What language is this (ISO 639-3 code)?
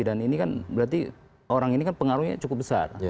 ind